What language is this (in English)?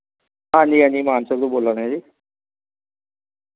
Dogri